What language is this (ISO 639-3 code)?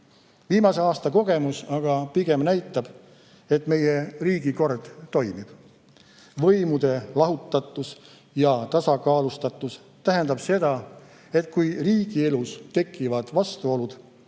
est